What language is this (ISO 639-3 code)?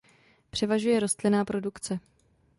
ces